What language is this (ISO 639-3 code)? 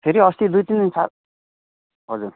nep